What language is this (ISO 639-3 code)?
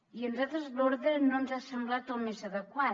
cat